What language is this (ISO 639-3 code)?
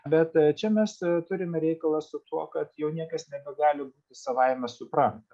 lit